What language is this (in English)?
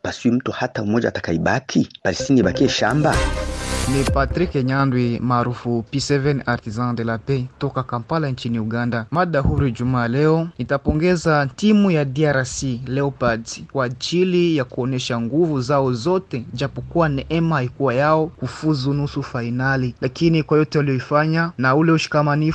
Swahili